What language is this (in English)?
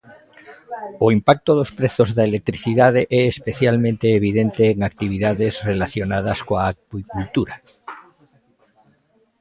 Galician